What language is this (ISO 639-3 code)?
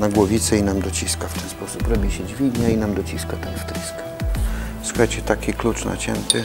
pol